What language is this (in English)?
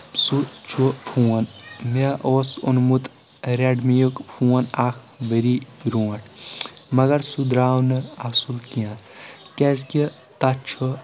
Kashmiri